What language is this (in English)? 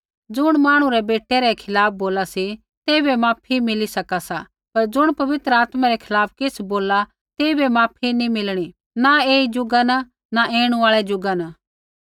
Kullu Pahari